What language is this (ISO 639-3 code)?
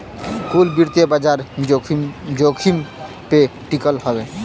bho